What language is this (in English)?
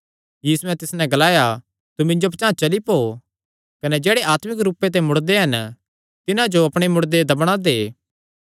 Kangri